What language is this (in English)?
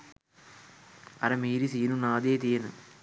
Sinhala